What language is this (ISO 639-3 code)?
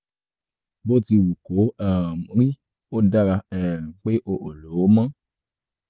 yor